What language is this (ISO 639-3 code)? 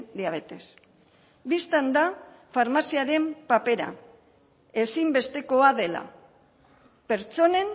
eus